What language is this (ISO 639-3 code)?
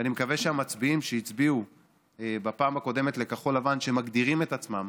heb